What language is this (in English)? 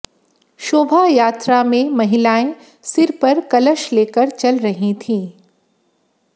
Hindi